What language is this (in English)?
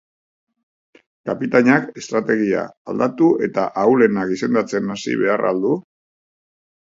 Basque